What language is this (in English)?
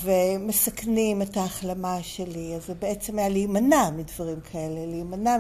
Hebrew